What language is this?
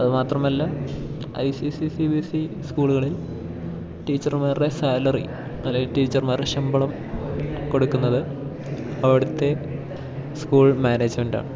Malayalam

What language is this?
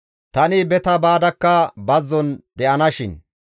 Gamo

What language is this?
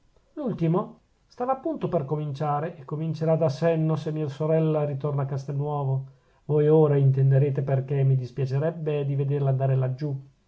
Italian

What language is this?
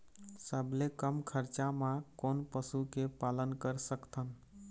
Chhattisgarhi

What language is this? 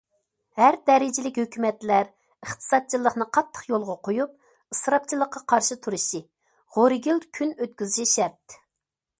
Uyghur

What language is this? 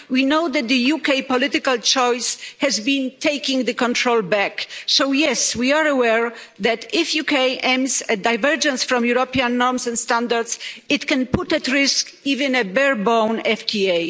English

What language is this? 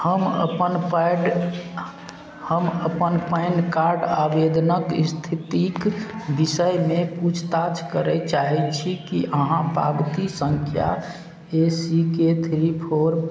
Maithili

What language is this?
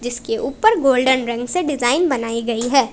Hindi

